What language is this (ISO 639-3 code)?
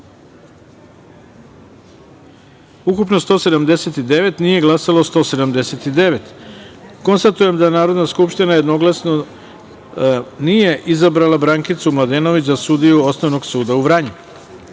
srp